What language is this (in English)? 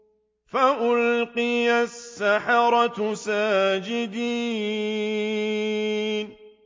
Arabic